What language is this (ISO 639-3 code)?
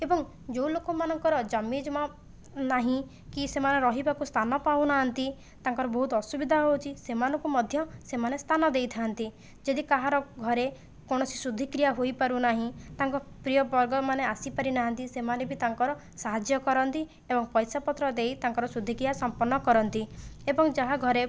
ori